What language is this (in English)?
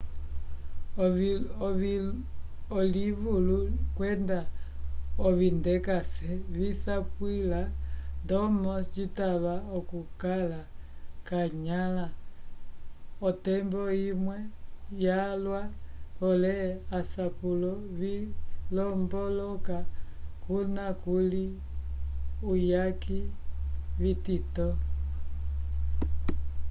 Umbundu